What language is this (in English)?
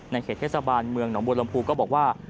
Thai